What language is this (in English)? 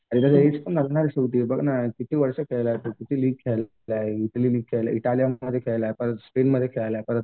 Marathi